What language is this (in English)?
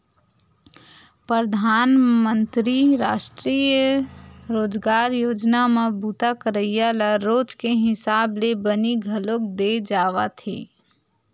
Chhattisgarhi